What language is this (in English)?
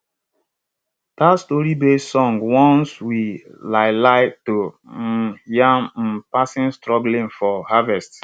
Nigerian Pidgin